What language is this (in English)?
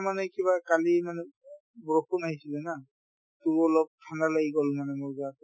Assamese